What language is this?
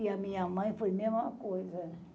Portuguese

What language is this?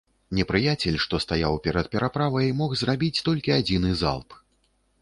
Belarusian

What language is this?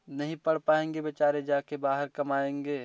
Hindi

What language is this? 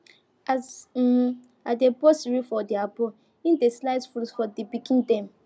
Nigerian Pidgin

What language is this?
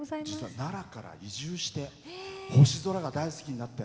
Japanese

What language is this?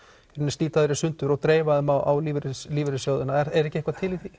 Icelandic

